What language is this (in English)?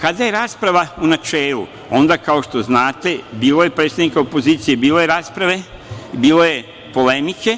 Serbian